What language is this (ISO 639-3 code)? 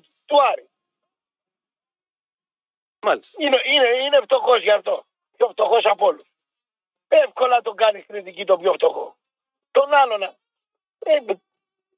ell